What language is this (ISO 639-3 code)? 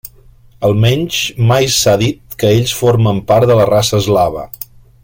cat